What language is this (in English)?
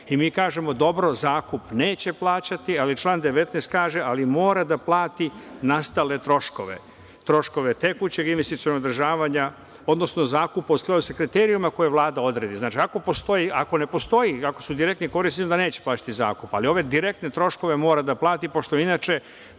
Serbian